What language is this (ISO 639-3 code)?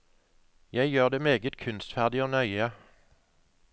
nor